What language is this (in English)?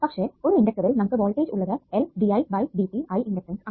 Malayalam